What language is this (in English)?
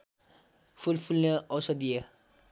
Nepali